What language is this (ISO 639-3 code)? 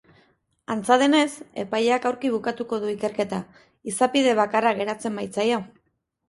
eus